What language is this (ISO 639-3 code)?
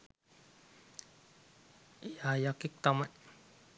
sin